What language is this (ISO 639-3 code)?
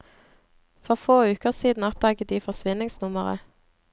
nor